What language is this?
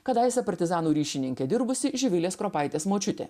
Lithuanian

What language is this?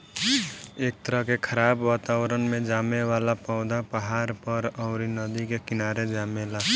Bhojpuri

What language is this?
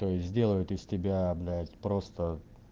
Russian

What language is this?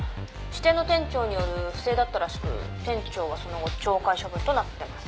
Japanese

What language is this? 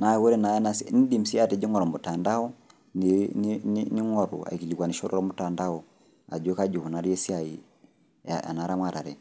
Masai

